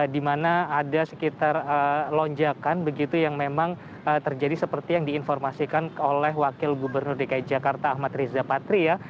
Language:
Indonesian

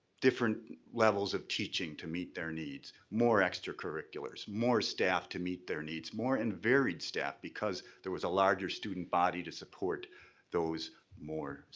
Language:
English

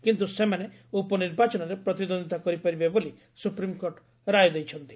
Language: Odia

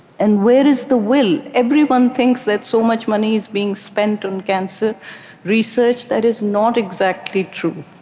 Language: English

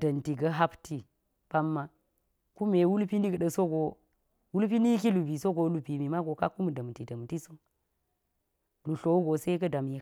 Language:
Geji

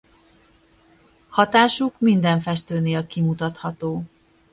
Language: Hungarian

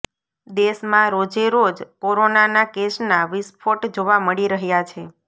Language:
Gujarati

